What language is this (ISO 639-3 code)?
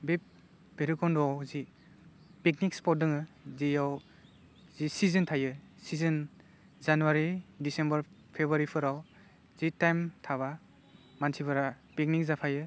brx